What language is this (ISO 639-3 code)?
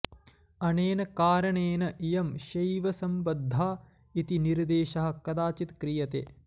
san